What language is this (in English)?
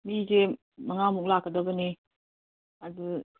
Manipuri